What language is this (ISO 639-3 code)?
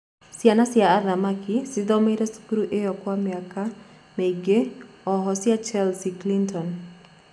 kik